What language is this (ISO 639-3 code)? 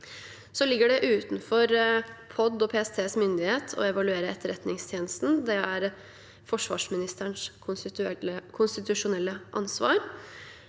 nor